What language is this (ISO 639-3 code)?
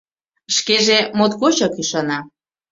chm